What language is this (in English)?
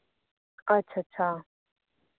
Dogri